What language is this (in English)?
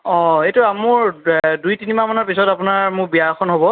Assamese